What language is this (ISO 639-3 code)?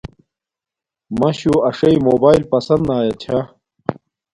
dmk